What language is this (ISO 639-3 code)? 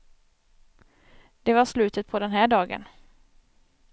swe